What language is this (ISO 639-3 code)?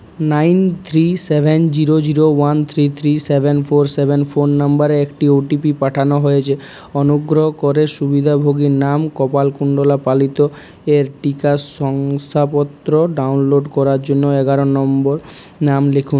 ben